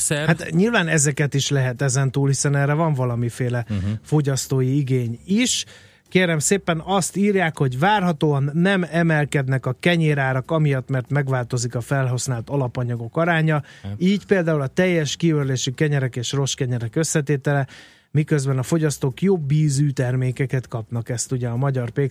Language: Hungarian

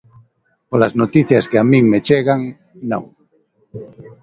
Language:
Galician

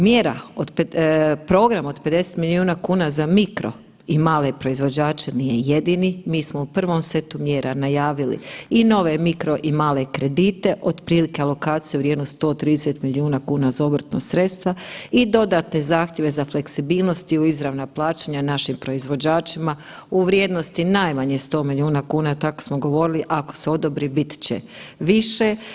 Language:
Croatian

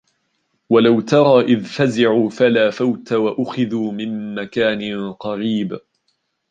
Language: Arabic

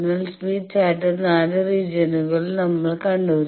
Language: Malayalam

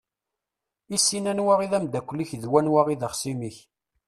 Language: Kabyle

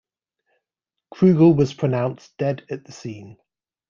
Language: English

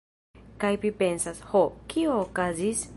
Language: Esperanto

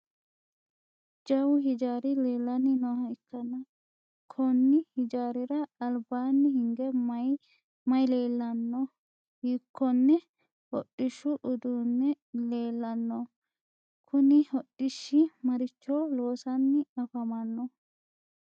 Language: Sidamo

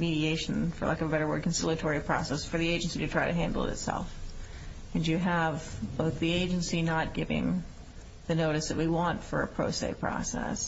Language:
English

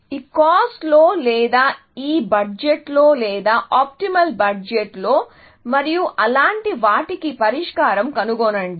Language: Telugu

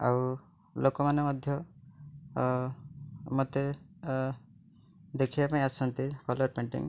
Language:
Odia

